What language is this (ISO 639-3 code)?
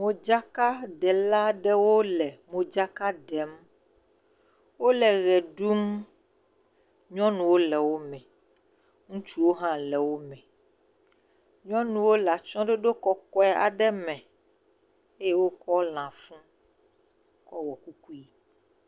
ewe